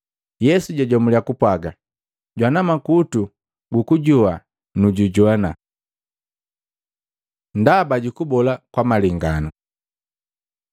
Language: Matengo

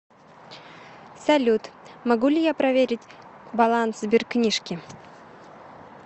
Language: Russian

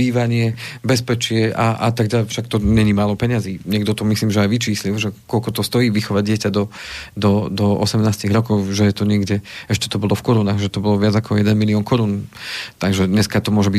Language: Slovak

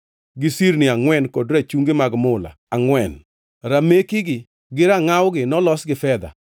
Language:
Luo (Kenya and Tanzania)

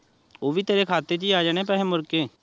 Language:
Punjabi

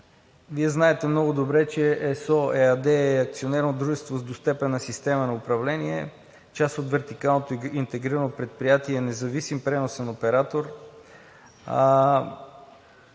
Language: Bulgarian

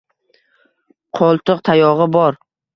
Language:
Uzbek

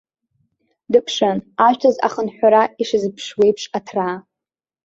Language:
Abkhazian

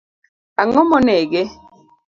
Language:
Luo (Kenya and Tanzania)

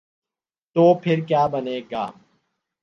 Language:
Urdu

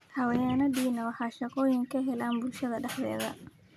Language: Somali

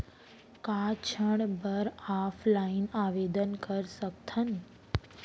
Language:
Chhattisgarhi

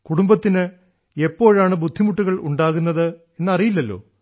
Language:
Malayalam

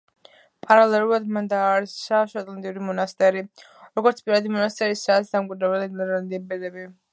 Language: Georgian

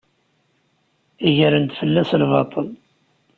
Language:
Kabyle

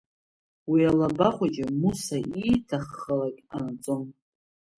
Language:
Abkhazian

